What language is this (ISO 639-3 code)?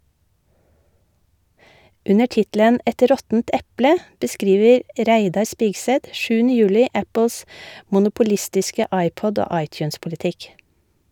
nor